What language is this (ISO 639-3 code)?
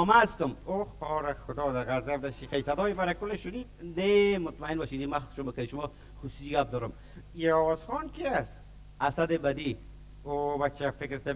fas